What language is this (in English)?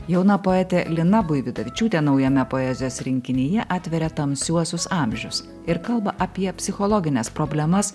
Lithuanian